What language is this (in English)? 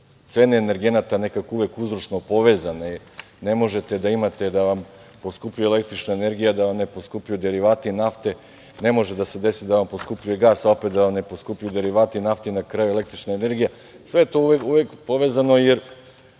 Serbian